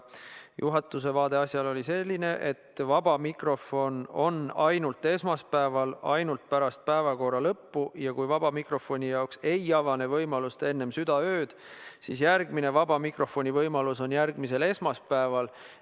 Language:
Estonian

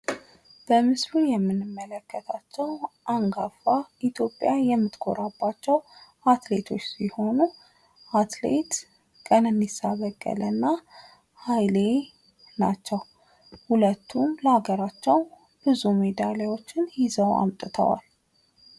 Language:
Amharic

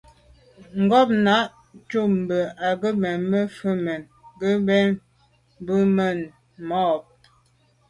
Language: Medumba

